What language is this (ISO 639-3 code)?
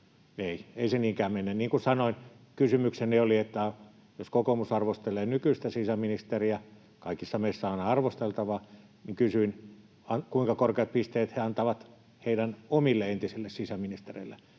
fin